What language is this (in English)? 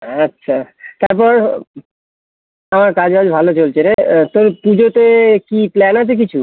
Bangla